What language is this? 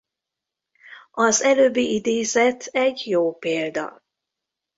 Hungarian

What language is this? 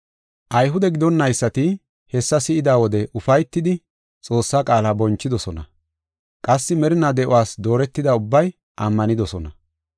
Gofa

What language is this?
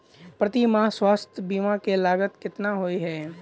Maithili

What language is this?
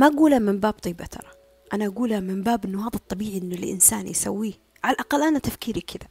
Arabic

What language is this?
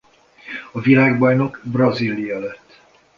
Hungarian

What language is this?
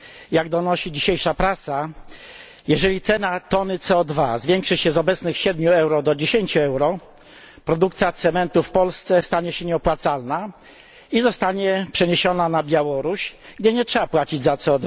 Polish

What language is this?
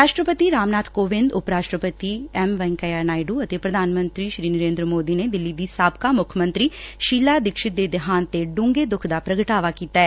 Punjabi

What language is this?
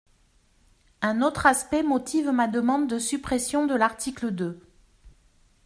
French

